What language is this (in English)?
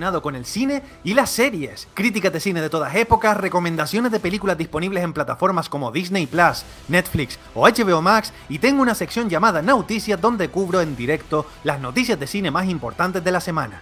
Spanish